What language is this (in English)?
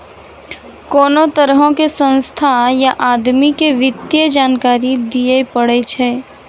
Maithili